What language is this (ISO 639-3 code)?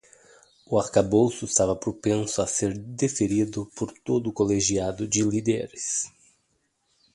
por